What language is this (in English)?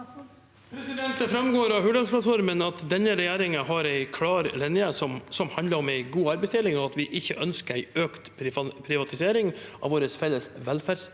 Norwegian